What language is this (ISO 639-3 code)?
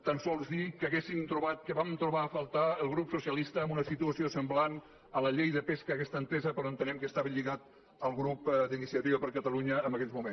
cat